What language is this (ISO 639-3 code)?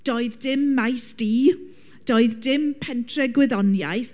cym